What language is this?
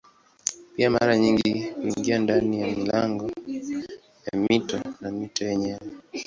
Swahili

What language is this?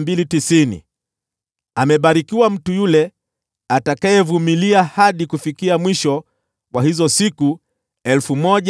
Swahili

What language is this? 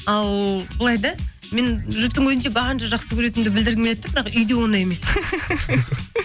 Kazakh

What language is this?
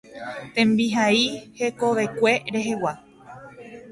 Guarani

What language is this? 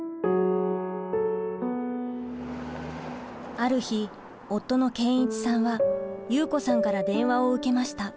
Japanese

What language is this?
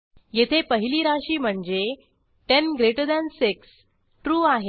Marathi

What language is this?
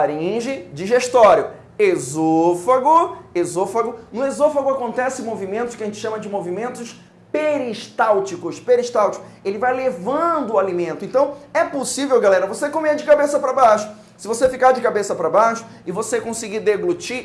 Portuguese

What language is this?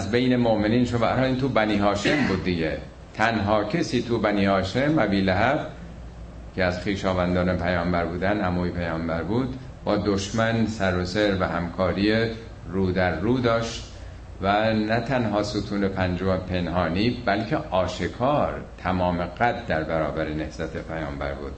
Persian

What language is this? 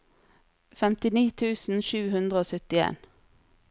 Norwegian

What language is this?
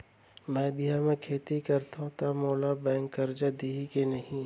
Chhattisgarhi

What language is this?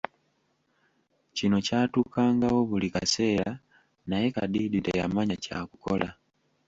Ganda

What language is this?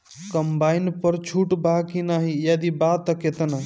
Bhojpuri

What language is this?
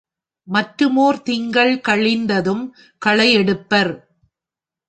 Tamil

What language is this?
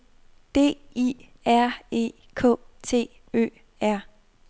Danish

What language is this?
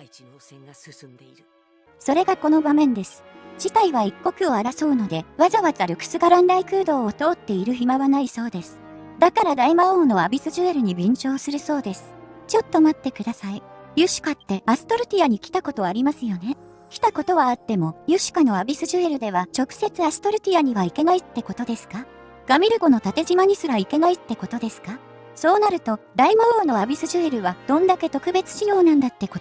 Japanese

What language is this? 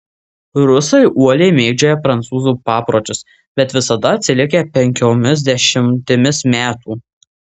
Lithuanian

